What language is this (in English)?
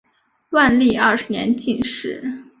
Chinese